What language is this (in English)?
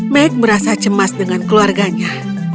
Indonesian